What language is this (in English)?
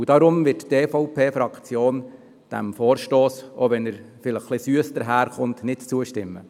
Swiss German